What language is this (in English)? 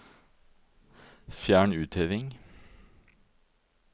Norwegian